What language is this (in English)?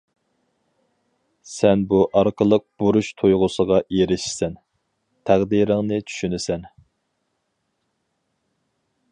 Uyghur